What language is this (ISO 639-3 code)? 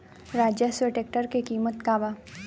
bho